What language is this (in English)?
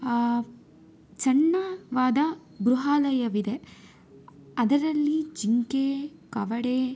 Kannada